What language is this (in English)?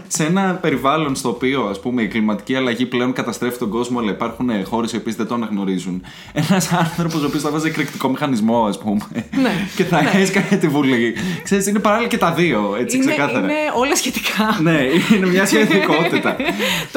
Greek